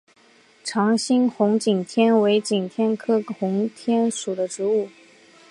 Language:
Chinese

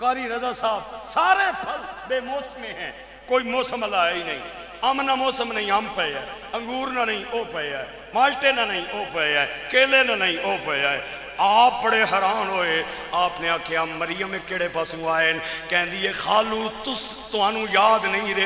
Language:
Arabic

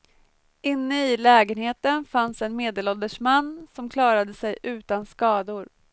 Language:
Swedish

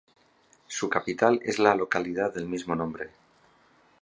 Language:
Spanish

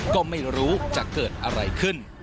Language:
Thai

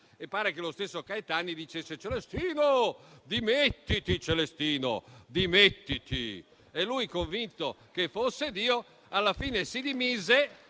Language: Italian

